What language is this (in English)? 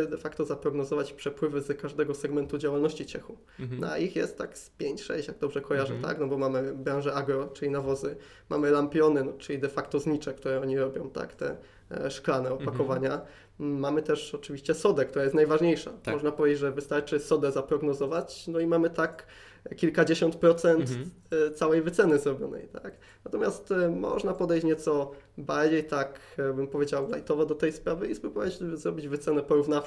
Polish